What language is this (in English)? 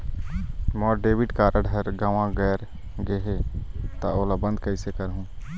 Chhattisgarhi